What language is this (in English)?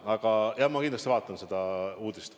Estonian